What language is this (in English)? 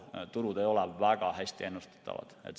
Estonian